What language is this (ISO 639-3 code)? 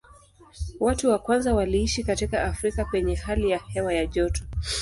swa